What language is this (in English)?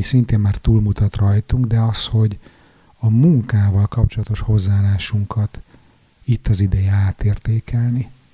Hungarian